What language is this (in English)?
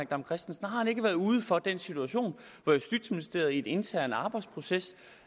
Danish